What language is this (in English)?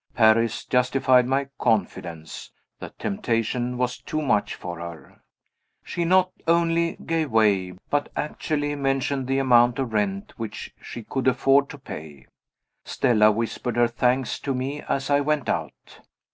English